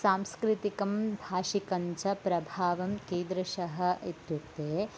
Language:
Sanskrit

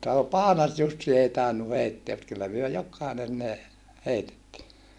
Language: Finnish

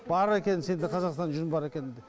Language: Kazakh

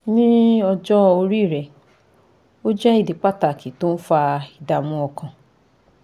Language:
Yoruba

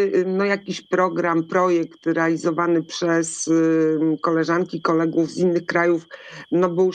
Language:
Polish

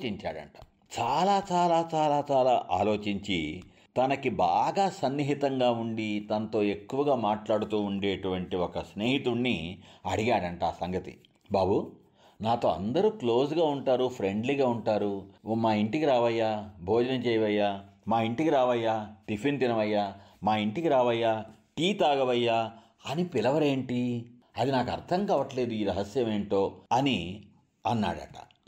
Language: Telugu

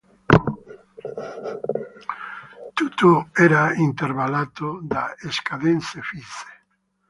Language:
Italian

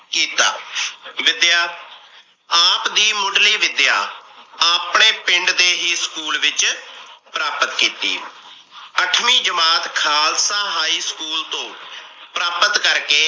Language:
Punjabi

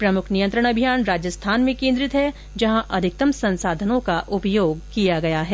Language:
Hindi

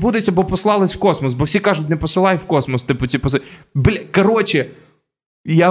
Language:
Ukrainian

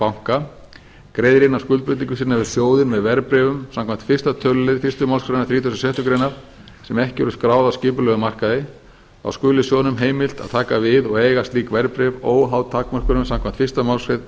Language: Icelandic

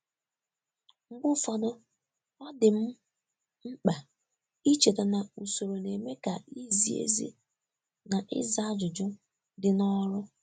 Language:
Igbo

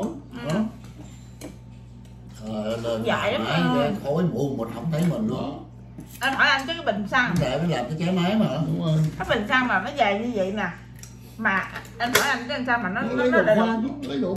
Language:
Vietnamese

